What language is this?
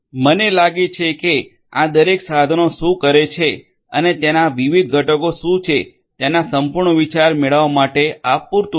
Gujarati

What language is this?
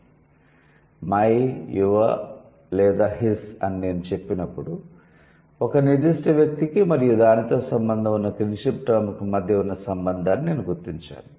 Telugu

